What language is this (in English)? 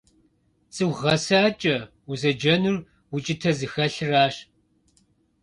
Kabardian